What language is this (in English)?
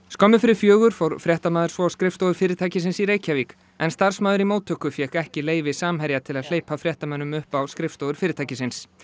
Icelandic